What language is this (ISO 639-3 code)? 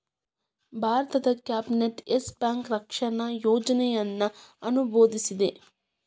kan